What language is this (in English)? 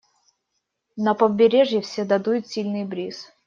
Russian